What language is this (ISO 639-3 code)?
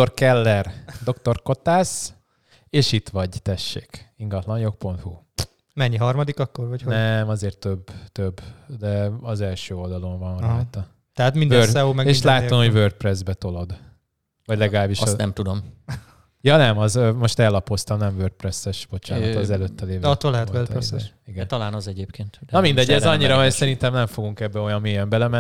hun